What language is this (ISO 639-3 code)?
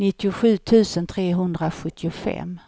swe